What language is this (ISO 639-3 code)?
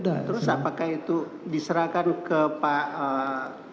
ind